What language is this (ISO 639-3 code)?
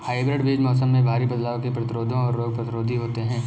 hin